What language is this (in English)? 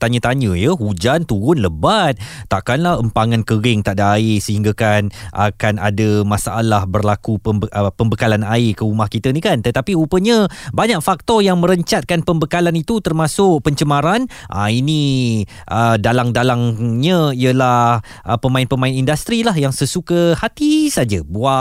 Malay